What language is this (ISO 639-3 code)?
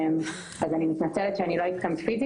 heb